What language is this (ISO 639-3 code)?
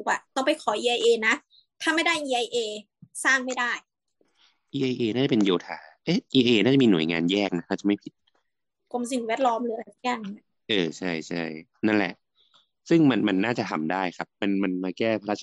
tha